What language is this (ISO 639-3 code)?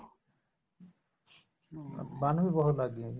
pan